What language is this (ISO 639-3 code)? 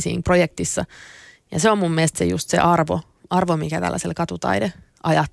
fin